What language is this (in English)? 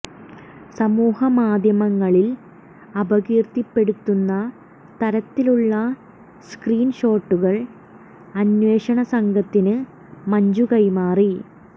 Malayalam